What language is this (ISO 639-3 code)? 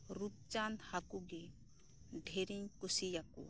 sat